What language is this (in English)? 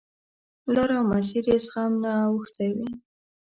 Pashto